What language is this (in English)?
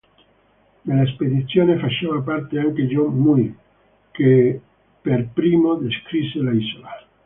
Italian